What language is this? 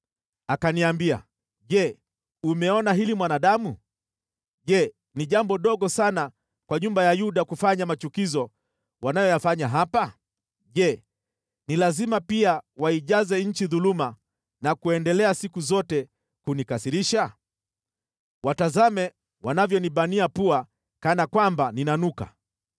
Swahili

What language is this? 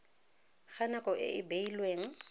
Tswana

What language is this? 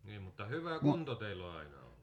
Finnish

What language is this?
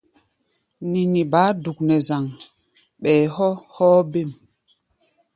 Gbaya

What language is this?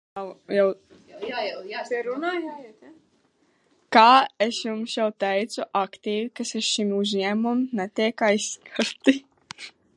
Latvian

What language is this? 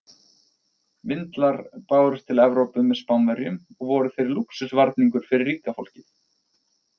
Icelandic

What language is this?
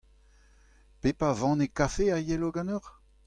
Breton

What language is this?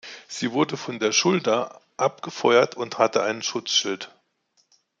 German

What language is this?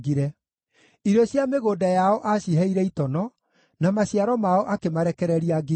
Kikuyu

